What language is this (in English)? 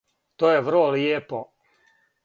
Serbian